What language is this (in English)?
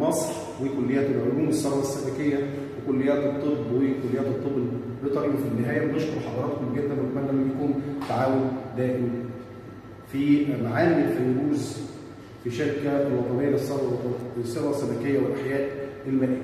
Arabic